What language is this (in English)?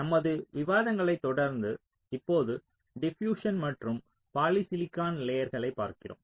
Tamil